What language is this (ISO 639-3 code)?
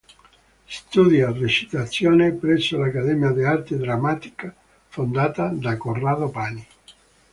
ita